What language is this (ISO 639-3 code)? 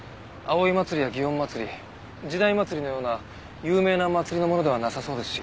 jpn